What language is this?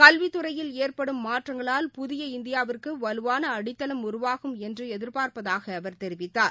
Tamil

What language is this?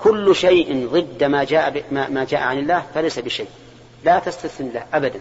Arabic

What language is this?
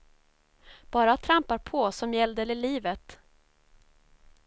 Swedish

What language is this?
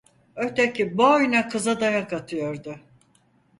Turkish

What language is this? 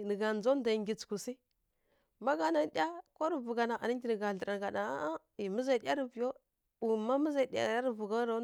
Kirya-Konzəl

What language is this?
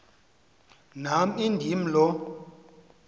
Xhosa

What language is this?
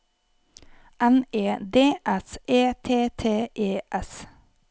Norwegian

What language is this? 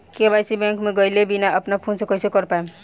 Bhojpuri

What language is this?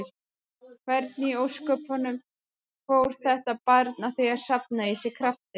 Icelandic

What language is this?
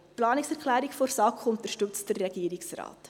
Swiss German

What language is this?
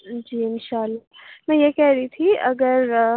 Urdu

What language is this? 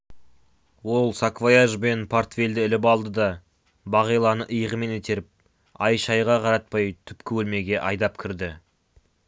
Kazakh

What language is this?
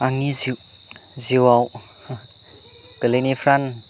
Bodo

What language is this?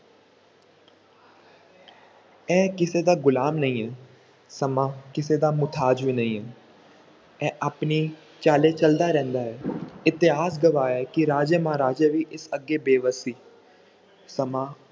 Punjabi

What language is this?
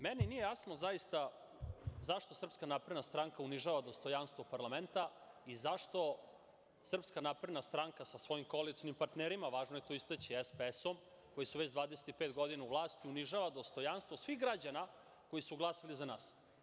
Serbian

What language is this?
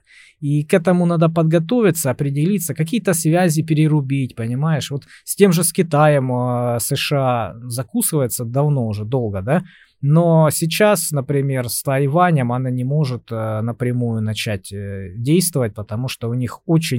Russian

